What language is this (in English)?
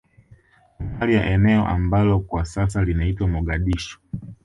Swahili